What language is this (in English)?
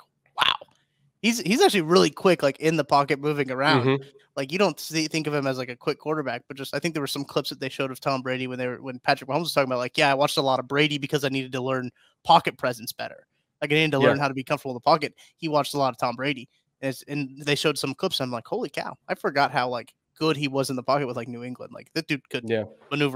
English